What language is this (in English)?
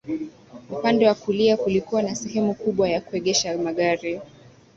Swahili